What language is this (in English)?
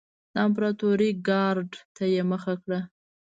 Pashto